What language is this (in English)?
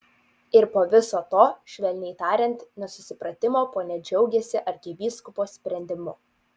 Lithuanian